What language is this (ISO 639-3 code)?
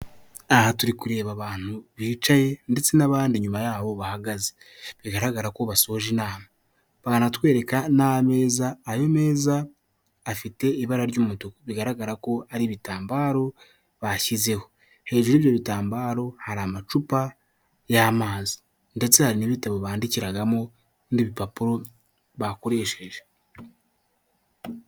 kin